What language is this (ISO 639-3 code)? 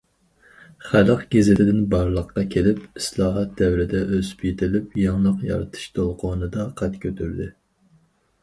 uig